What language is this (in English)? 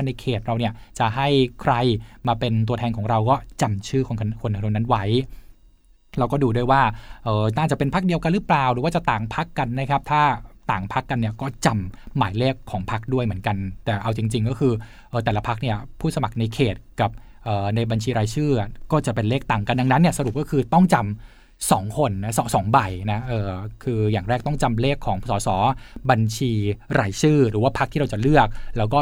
Thai